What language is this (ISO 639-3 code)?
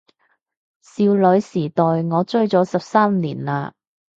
yue